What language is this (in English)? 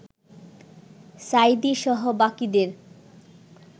Bangla